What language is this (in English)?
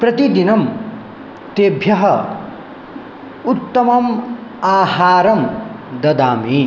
Sanskrit